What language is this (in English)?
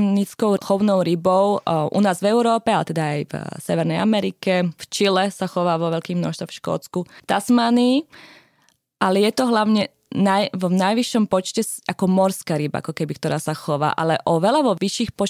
Slovak